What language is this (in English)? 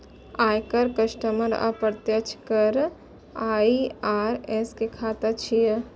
Maithili